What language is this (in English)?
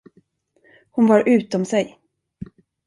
Swedish